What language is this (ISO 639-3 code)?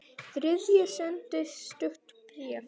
isl